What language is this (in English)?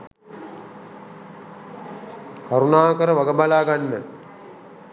Sinhala